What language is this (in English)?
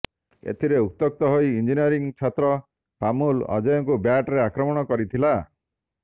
Odia